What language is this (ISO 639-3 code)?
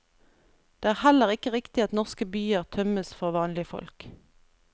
nor